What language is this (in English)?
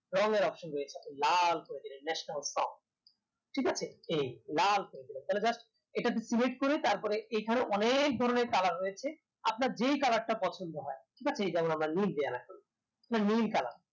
Bangla